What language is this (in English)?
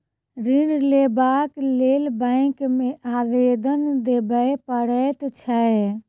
Maithili